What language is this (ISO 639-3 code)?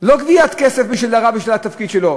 heb